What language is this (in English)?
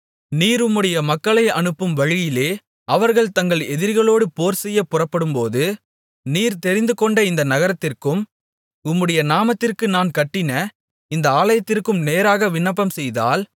Tamil